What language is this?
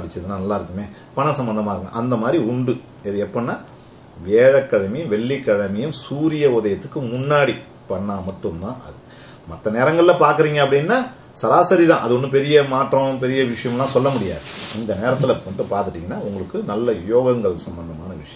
Spanish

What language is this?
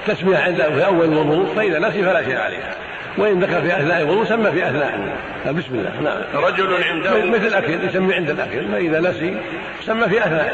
Arabic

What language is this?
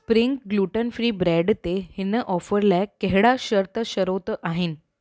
Sindhi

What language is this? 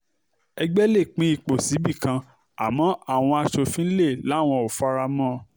Yoruba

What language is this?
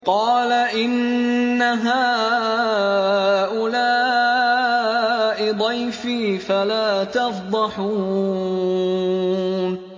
Arabic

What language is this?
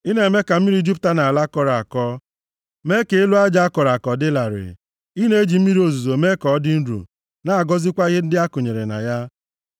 Igbo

